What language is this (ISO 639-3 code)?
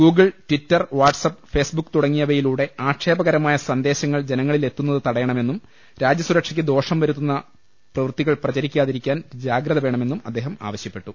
mal